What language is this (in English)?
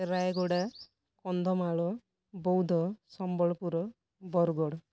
Odia